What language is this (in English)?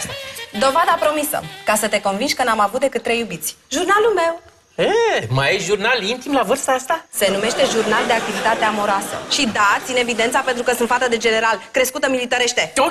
Romanian